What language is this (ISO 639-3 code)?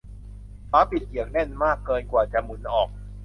tha